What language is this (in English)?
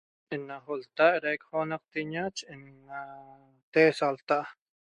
Toba